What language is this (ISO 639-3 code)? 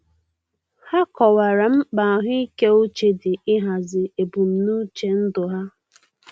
ibo